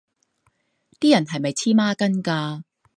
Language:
Cantonese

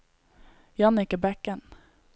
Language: Norwegian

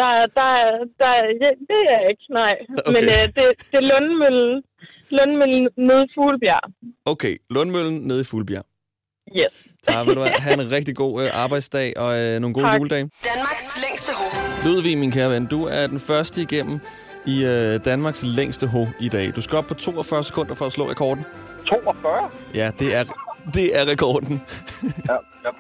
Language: Danish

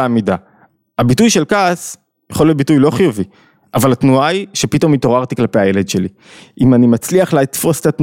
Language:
Hebrew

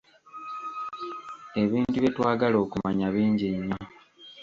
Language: Ganda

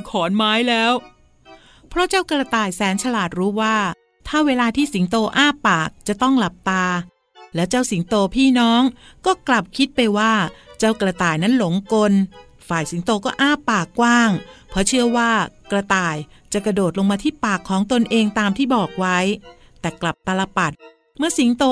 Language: Thai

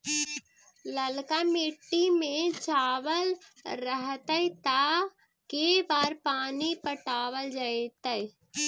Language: Magahi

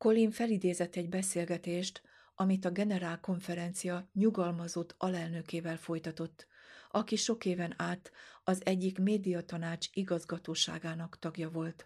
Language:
Hungarian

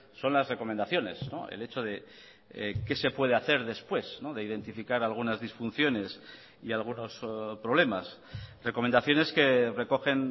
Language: Spanish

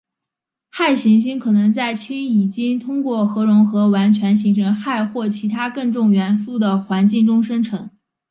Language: Chinese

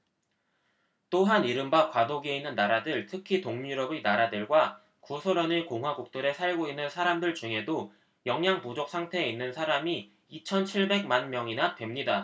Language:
Korean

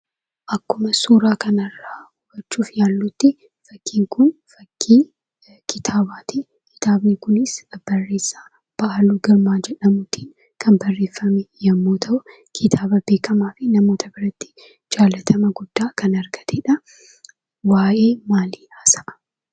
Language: Oromo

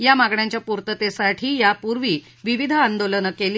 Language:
Marathi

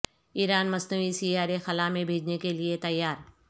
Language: Urdu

